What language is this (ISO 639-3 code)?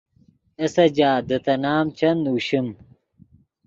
ydg